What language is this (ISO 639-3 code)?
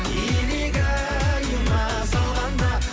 kaz